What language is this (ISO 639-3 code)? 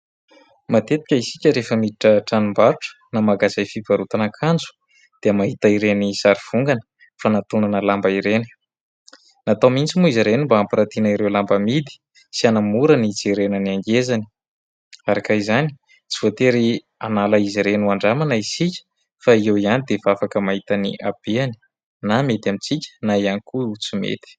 mlg